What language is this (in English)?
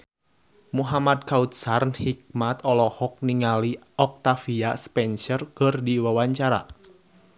Sundanese